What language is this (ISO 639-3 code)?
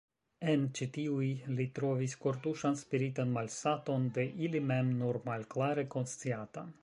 epo